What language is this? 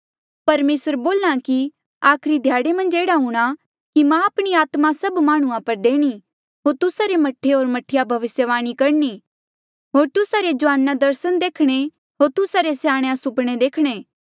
Mandeali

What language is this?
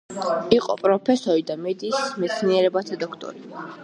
Georgian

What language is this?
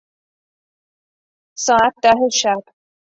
Persian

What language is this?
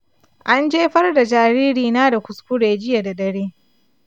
Hausa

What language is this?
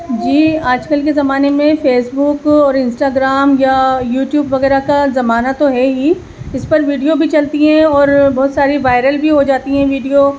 Urdu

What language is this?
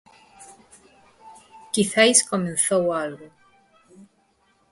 Galician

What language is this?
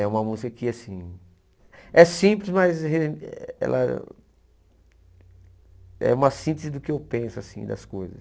Portuguese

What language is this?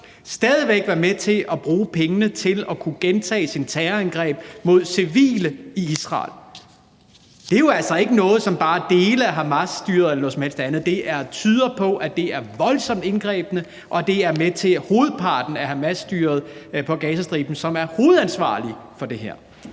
Danish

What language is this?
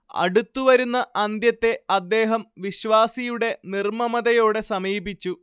Malayalam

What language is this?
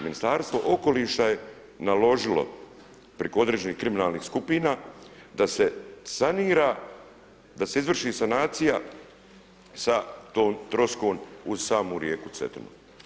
Croatian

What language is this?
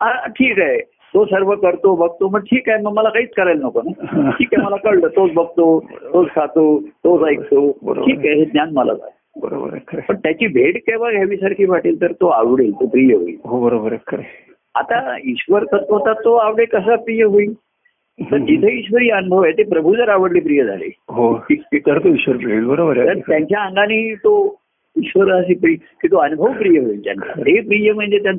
Marathi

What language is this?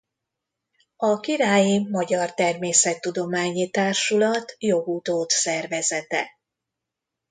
Hungarian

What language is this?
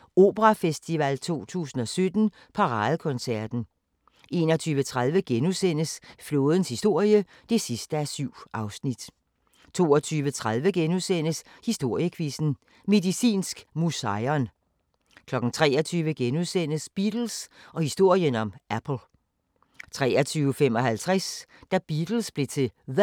Danish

